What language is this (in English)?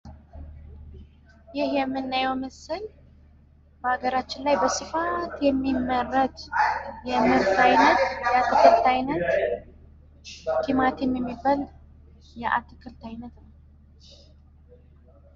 Amharic